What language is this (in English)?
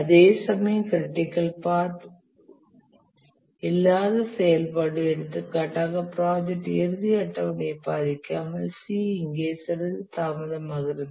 Tamil